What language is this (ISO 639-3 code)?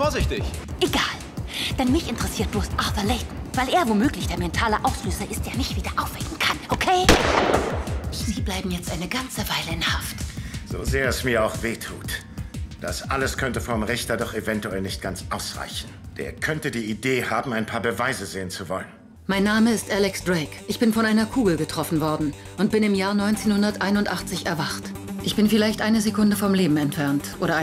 deu